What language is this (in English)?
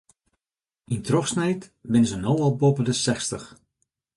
Western Frisian